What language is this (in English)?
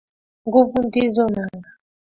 Swahili